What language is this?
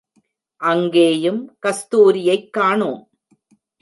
Tamil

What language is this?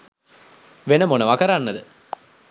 Sinhala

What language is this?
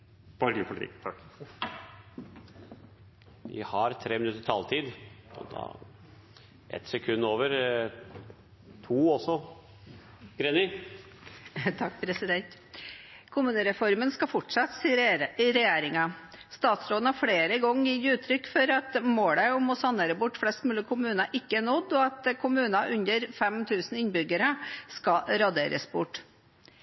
Norwegian Bokmål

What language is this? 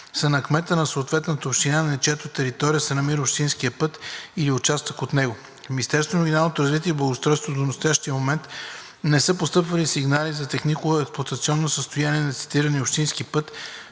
Bulgarian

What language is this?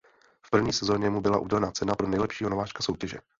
Czech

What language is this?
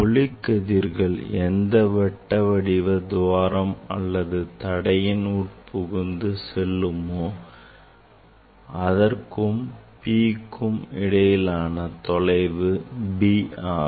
Tamil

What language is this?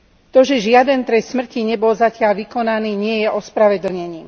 Slovak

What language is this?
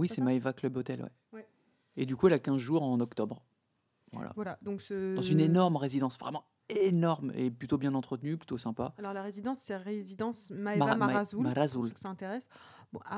French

